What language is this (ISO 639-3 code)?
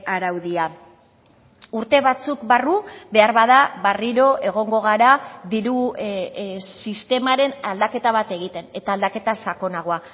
eus